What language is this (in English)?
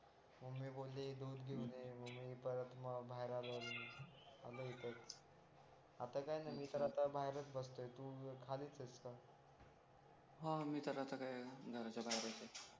Marathi